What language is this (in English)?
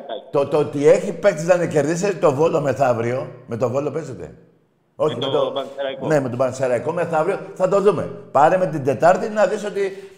Greek